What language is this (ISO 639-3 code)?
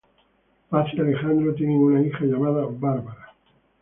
spa